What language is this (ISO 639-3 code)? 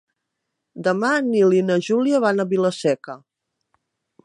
cat